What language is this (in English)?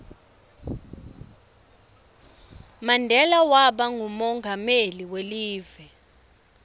Swati